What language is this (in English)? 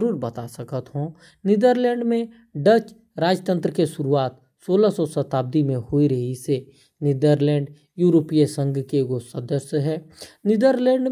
Korwa